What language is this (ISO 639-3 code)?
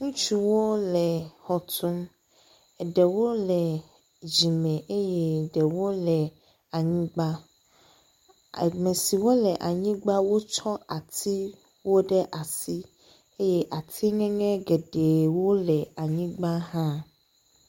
ewe